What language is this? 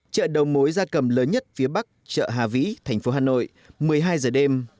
Vietnamese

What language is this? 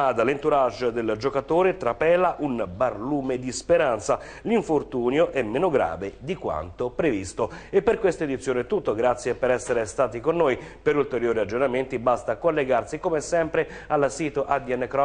Italian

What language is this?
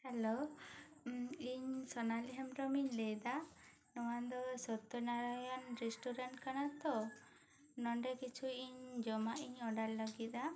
Santali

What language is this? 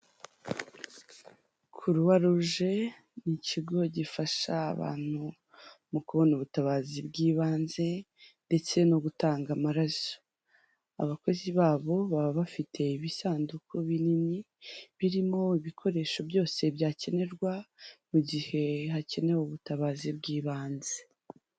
Kinyarwanda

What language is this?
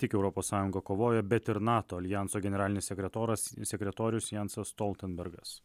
Lithuanian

